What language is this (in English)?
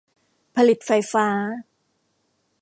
Thai